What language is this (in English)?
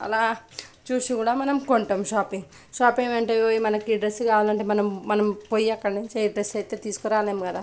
Telugu